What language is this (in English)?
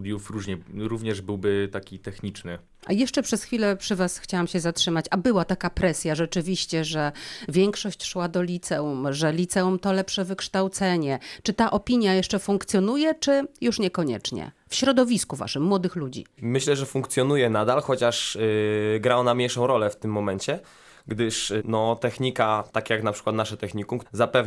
Polish